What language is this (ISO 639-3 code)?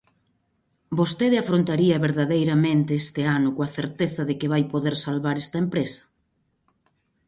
glg